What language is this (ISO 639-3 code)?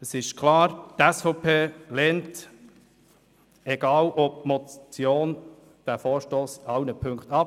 gsw